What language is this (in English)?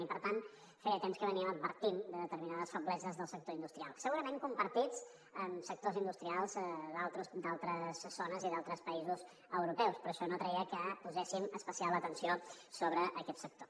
Catalan